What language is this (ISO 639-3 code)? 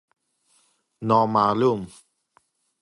fas